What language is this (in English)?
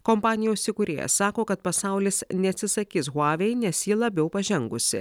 Lithuanian